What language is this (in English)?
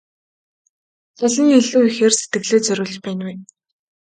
Mongolian